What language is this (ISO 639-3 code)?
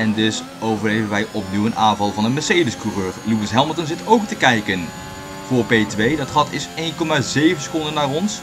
nld